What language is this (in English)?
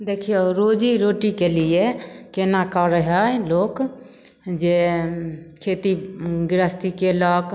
Maithili